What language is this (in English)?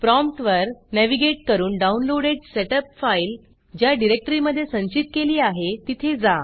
Marathi